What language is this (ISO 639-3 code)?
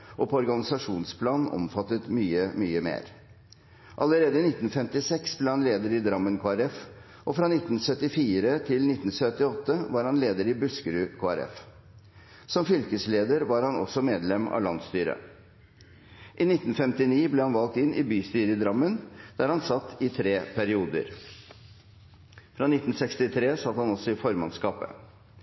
nob